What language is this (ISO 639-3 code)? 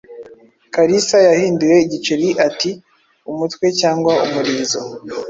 kin